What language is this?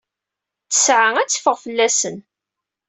Kabyle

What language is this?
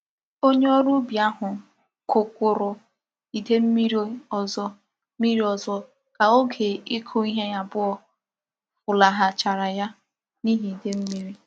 Igbo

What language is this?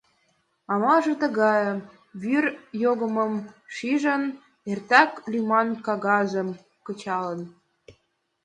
Mari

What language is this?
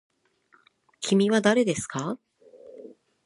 Japanese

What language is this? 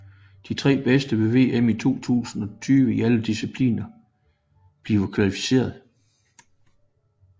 Danish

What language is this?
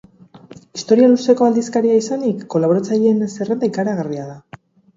Basque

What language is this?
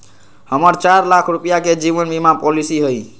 Magahi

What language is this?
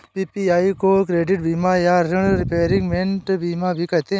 Hindi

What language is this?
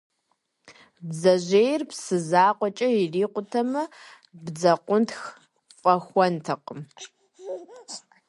Kabardian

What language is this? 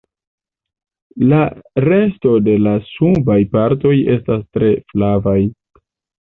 Esperanto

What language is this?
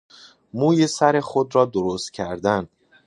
Persian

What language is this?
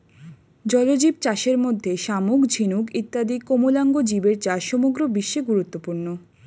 Bangla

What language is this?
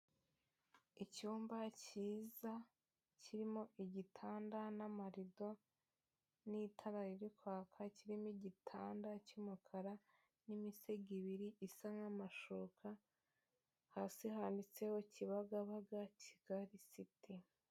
Kinyarwanda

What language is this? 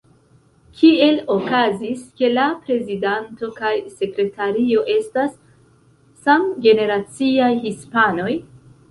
Esperanto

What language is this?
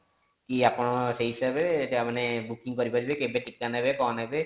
Odia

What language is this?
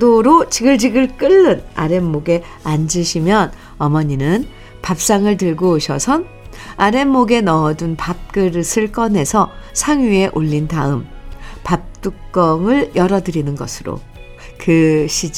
Korean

